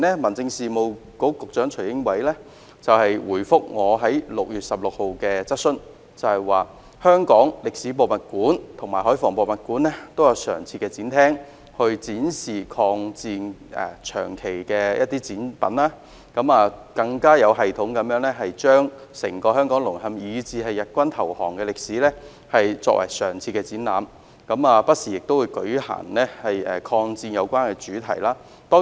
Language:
Cantonese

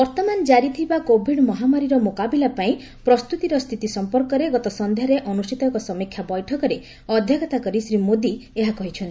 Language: Odia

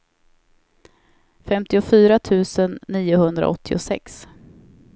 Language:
Swedish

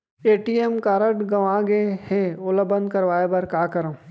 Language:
Chhattisgarhi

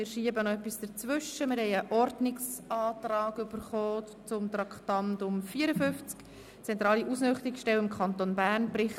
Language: Swiss German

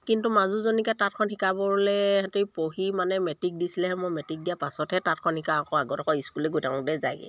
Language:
Assamese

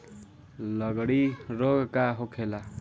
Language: Bhojpuri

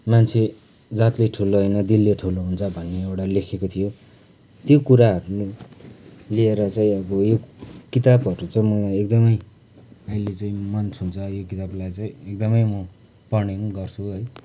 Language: Nepali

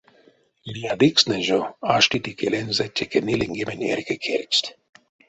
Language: Erzya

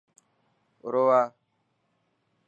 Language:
Dhatki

